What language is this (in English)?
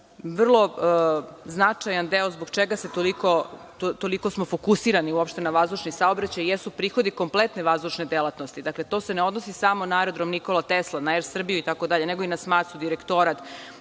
Serbian